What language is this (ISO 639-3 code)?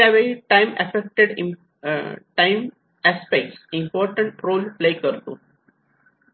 mar